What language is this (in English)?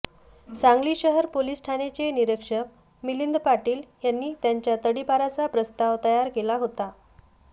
Marathi